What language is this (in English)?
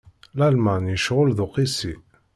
Kabyle